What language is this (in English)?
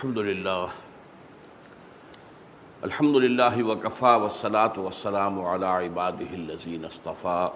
Urdu